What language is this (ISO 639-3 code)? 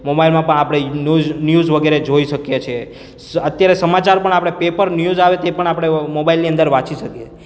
guj